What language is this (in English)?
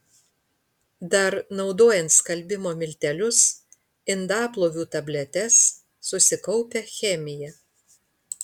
Lithuanian